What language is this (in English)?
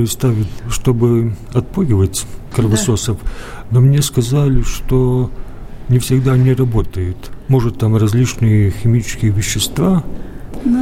Russian